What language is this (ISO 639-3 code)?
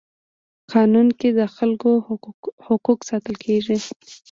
pus